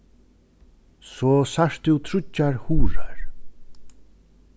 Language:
Faroese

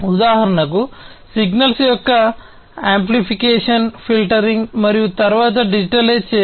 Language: Telugu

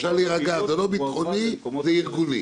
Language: Hebrew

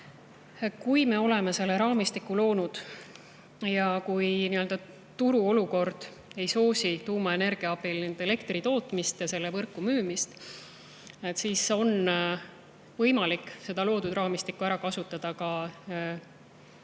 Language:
Estonian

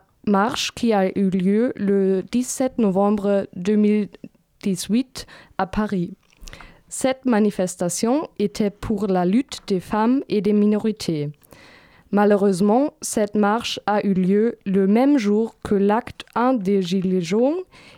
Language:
French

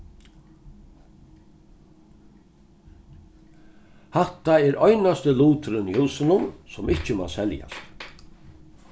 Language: Faroese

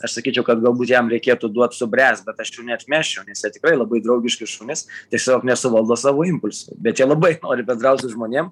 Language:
Lithuanian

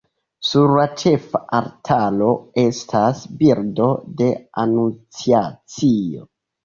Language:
Esperanto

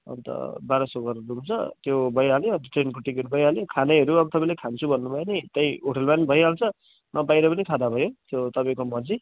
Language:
Nepali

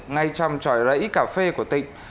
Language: Vietnamese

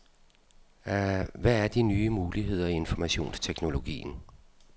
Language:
Danish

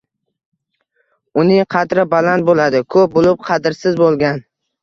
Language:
Uzbek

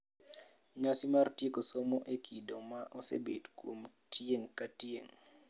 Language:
Luo (Kenya and Tanzania)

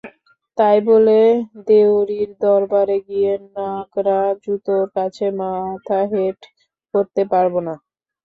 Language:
Bangla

